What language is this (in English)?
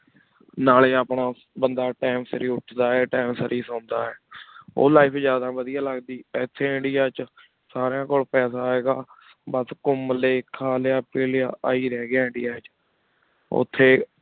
Punjabi